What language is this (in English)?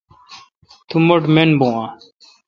Kalkoti